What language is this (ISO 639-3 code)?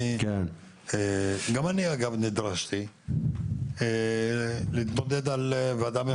heb